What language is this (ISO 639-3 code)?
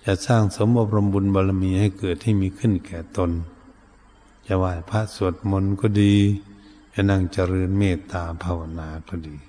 tha